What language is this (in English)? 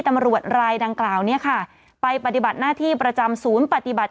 Thai